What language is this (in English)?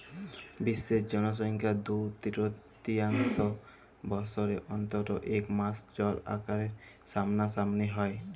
Bangla